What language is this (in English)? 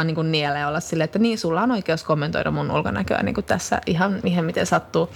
Finnish